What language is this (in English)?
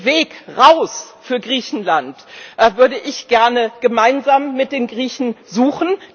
German